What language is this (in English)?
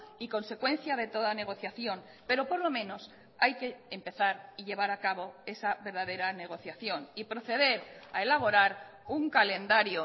Spanish